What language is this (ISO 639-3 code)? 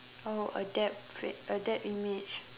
eng